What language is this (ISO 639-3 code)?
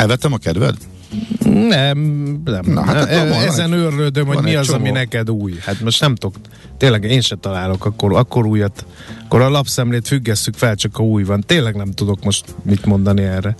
hun